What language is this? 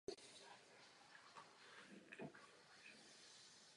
Czech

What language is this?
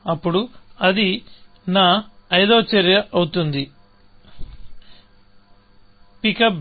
Telugu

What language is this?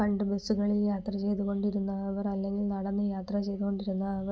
Malayalam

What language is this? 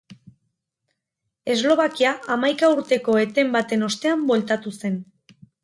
Basque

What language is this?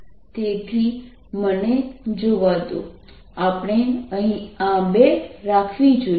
Gujarati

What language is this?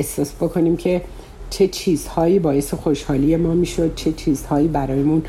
Persian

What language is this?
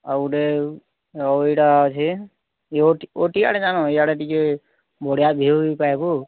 Odia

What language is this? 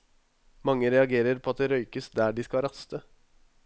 Norwegian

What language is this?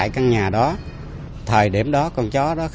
Vietnamese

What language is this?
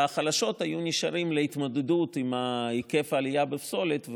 Hebrew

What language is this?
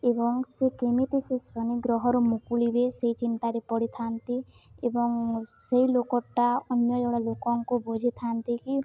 Odia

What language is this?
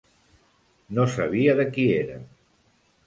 Catalan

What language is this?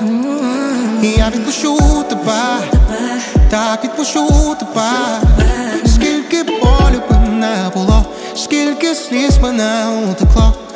Ukrainian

